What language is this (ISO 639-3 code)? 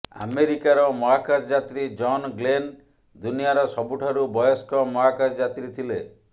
ori